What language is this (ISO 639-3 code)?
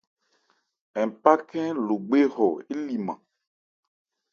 ebr